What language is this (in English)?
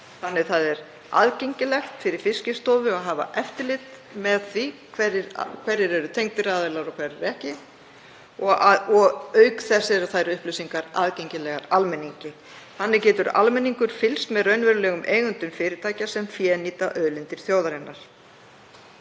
Icelandic